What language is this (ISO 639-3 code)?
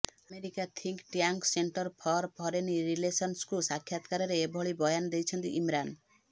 ori